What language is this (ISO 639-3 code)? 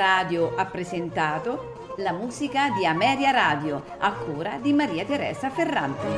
ita